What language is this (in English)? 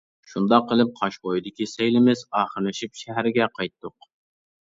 Uyghur